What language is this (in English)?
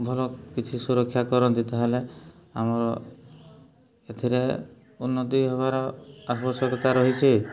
Odia